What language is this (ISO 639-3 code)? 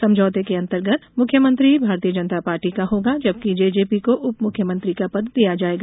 hin